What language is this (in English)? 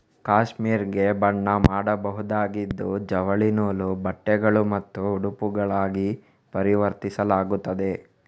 Kannada